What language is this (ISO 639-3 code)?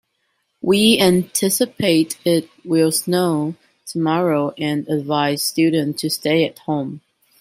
eng